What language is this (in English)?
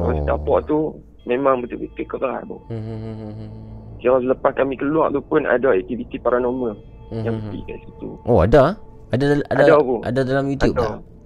Malay